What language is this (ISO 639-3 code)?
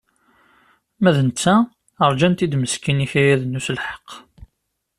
kab